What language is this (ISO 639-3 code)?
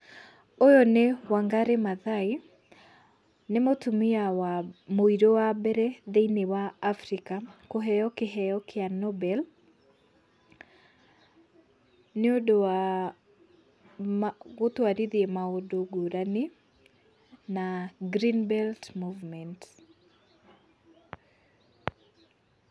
kik